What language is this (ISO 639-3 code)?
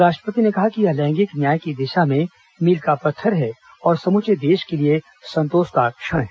hin